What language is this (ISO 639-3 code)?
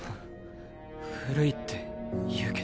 jpn